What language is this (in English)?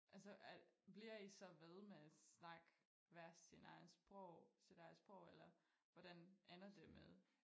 Danish